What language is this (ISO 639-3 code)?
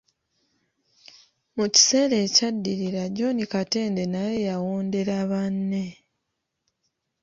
lug